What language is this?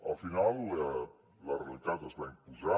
Catalan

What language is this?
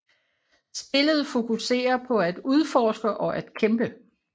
Danish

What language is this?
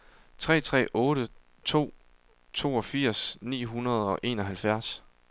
Danish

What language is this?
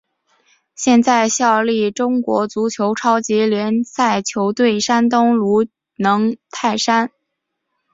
Chinese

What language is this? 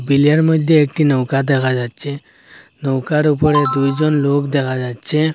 Bangla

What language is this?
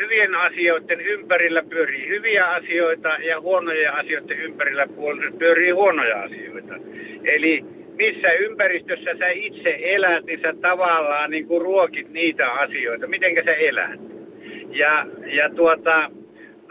Finnish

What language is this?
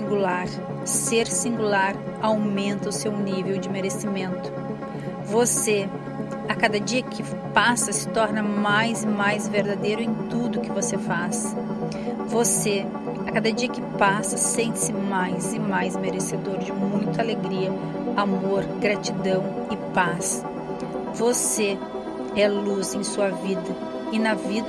Portuguese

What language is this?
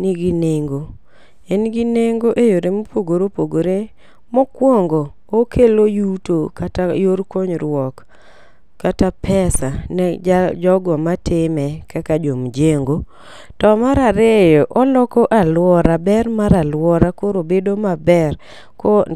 Luo (Kenya and Tanzania)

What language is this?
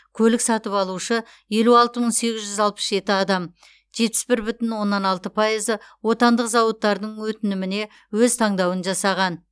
Kazakh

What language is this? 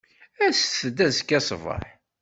Kabyle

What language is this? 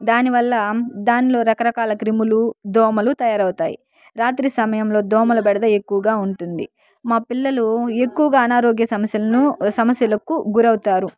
Telugu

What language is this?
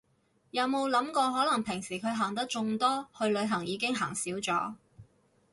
Cantonese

